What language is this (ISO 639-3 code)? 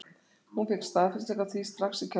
isl